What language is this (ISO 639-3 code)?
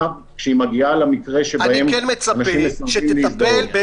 heb